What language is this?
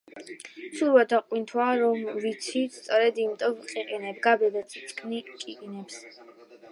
Georgian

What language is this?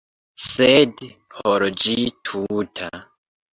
Esperanto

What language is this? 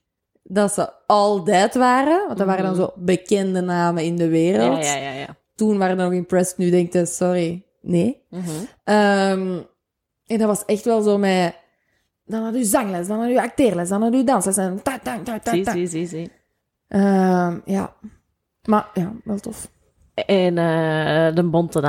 Dutch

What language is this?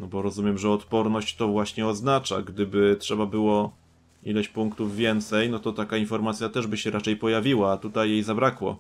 Polish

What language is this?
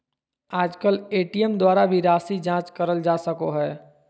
Magahi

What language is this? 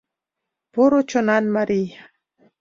Mari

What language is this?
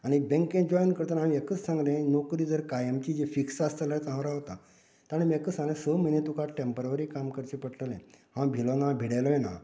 Konkani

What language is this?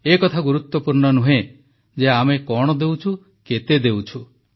Odia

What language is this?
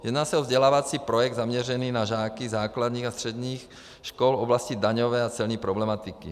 Czech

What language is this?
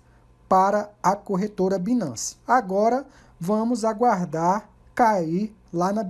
Portuguese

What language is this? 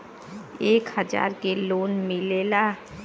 Bhojpuri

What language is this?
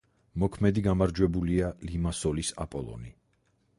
Georgian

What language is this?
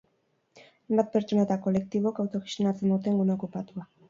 Basque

